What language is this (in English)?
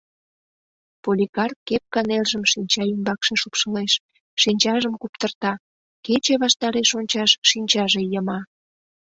Mari